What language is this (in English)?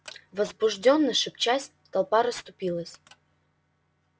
Russian